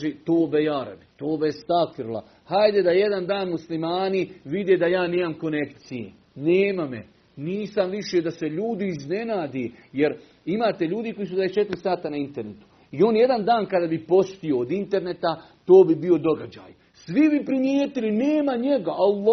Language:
Croatian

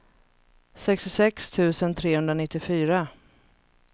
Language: Swedish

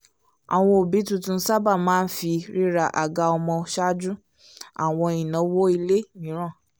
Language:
Yoruba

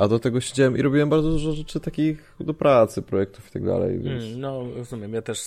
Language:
Polish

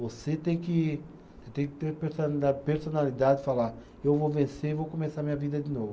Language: Portuguese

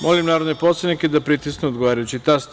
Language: Serbian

